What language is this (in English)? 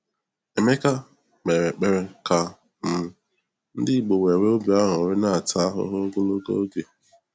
Igbo